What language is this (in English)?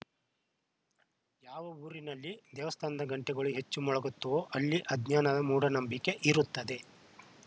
Kannada